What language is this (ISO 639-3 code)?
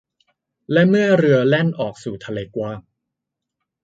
tha